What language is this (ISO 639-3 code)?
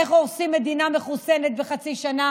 heb